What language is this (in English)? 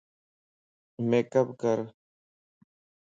Lasi